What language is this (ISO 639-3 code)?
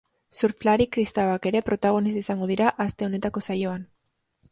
eus